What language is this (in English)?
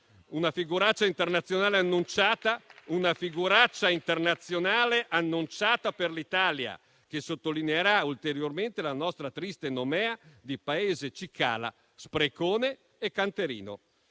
Italian